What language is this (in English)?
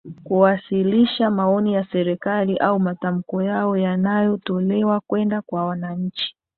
Swahili